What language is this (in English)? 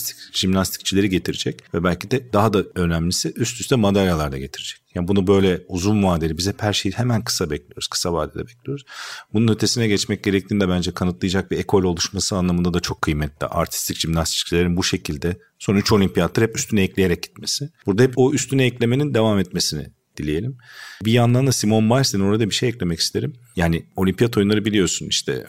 Turkish